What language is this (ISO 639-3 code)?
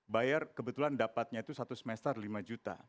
ind